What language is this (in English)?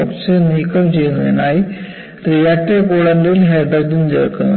Malayalam